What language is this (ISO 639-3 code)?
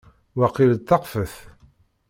kab